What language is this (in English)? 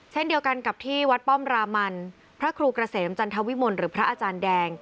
Thai